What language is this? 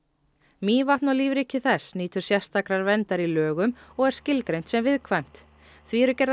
Icelandic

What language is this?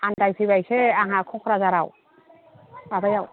Bodo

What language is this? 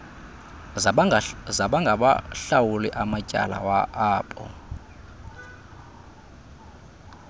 Xhosa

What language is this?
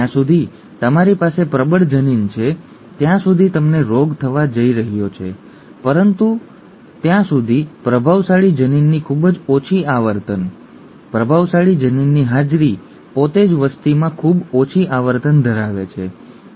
Gujarati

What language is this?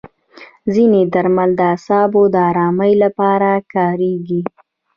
Pashto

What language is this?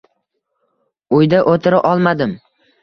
Uzbek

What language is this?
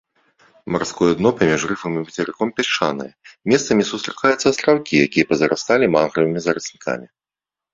Belarusian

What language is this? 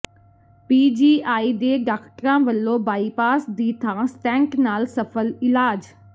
Punjabi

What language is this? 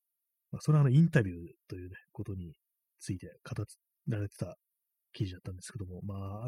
Japanese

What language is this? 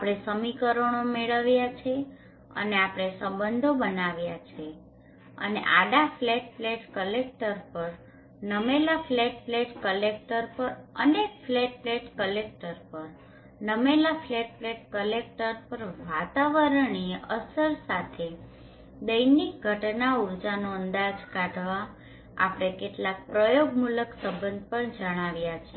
Gujarati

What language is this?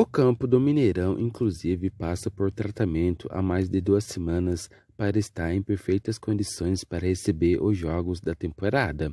Portuguese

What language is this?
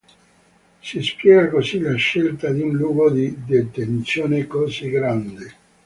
Italian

